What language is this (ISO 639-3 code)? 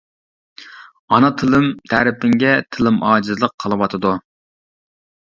uig